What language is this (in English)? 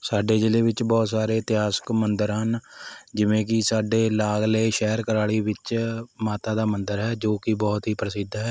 Punjabi